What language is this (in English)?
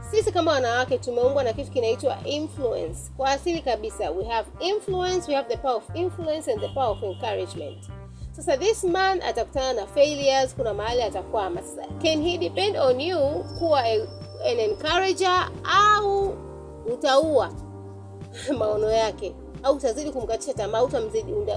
Swahili